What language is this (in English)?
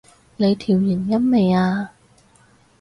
Cantonese